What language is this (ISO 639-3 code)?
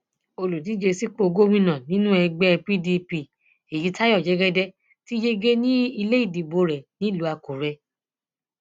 yor